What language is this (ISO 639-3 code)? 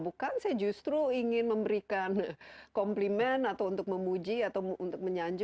ind